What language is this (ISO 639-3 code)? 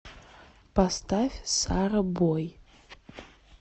rus